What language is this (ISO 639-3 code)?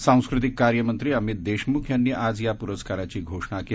mar